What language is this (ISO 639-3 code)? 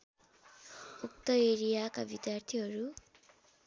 nep